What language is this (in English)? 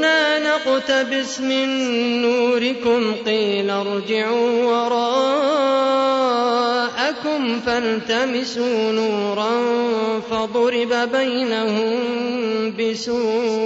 Arabic